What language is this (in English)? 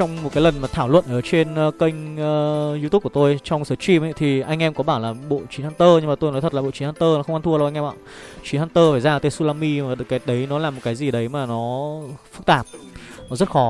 Vietnamese